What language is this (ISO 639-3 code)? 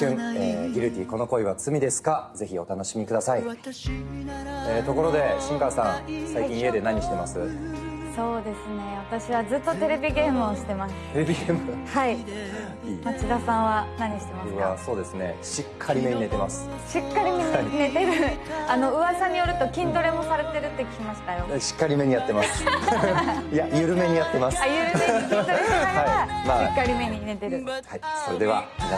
jpn